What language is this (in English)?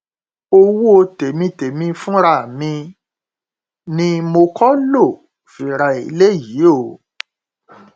Yoruba